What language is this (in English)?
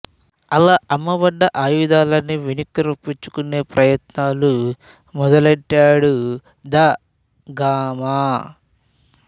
Telugu